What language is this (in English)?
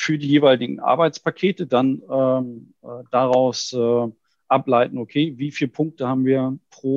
German